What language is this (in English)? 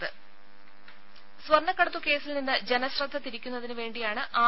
Malayalam